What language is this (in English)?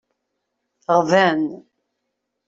Kabyle